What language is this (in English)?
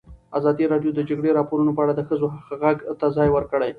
Pashto